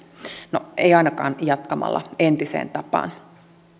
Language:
Finnish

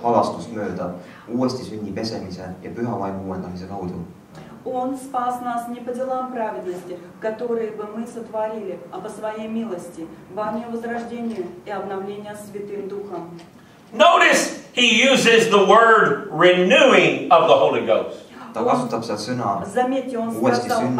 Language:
English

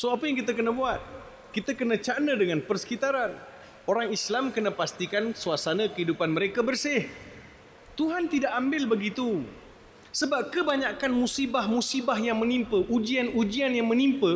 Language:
Malay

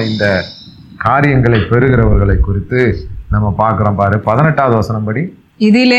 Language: Tamil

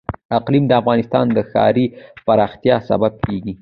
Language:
Pashto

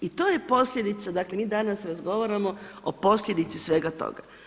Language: Croatian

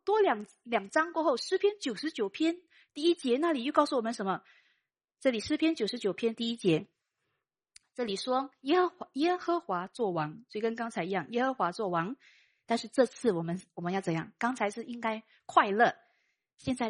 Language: Chinese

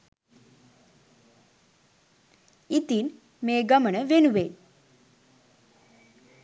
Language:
Sinhala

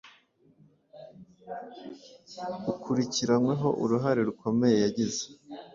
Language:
Kinyarwanda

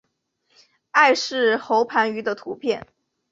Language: Chinese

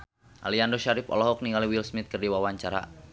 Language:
Sundanese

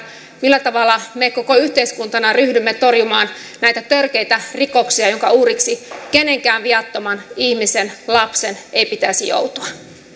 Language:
Finnish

